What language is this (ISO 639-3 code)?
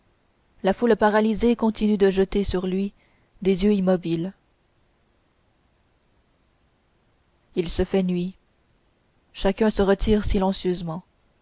fra